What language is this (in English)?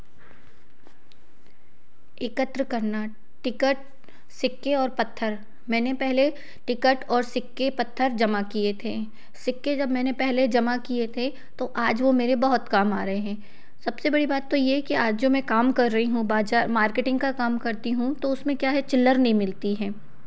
Hindi